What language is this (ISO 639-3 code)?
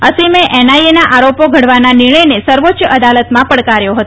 guj